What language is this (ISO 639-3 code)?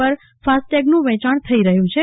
guj